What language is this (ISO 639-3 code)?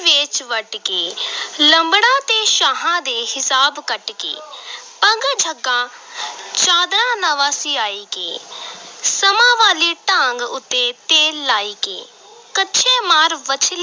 pan